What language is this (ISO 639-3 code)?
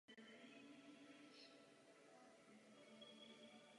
ces